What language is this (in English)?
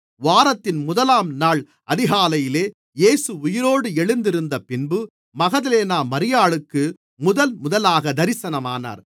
Tamil